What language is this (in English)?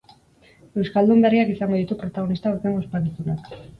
Basque